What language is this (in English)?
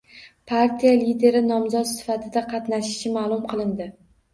Uzbek